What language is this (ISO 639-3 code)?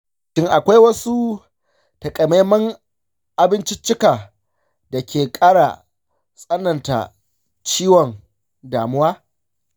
hau